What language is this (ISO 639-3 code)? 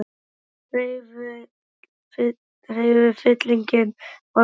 isl